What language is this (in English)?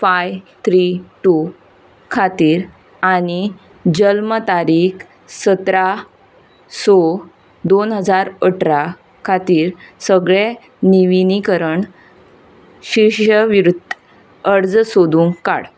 Konkani